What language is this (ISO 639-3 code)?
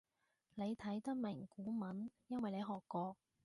yue